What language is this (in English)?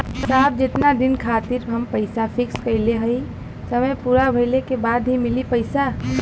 Bhojpuri